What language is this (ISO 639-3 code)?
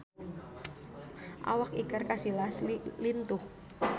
sun